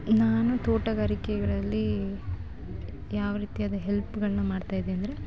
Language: Kannada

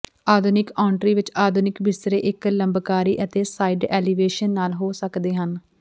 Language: Punjabi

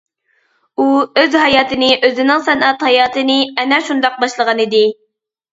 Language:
Uyghur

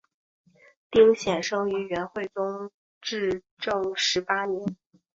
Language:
Chinese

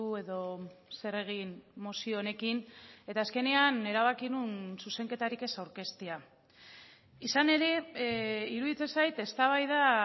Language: Basque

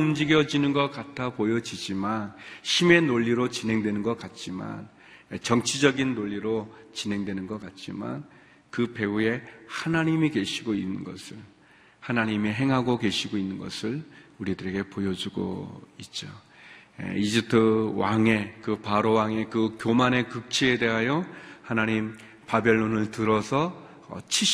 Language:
Korean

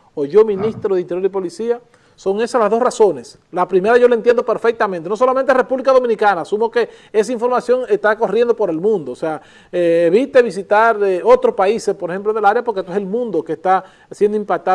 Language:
Spanish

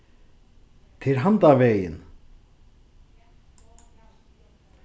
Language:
Faroese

